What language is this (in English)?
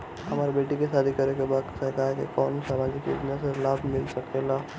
Bhojpuri